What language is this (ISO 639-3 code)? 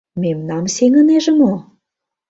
chm